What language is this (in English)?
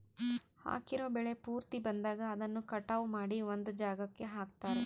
Kannada